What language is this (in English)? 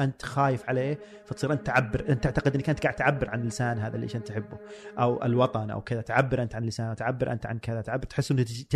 Arabic